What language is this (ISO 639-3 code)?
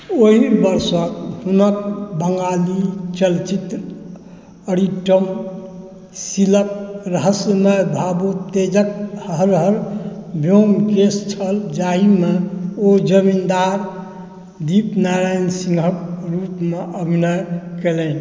mai